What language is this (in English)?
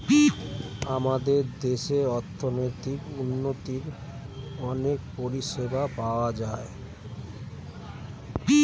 Bangla